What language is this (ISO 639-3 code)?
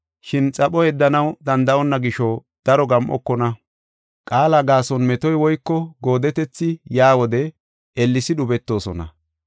gof